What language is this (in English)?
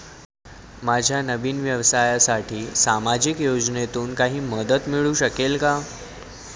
Marathi